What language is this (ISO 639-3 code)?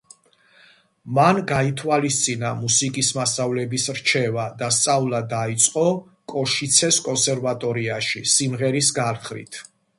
kat